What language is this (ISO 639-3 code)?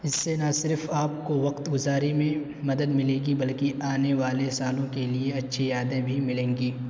urd